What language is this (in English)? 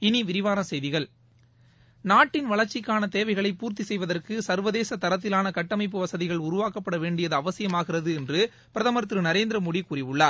Tamil